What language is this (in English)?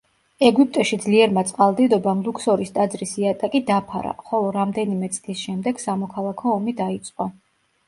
Georgian